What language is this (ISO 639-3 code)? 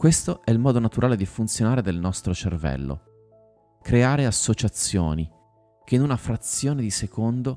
ita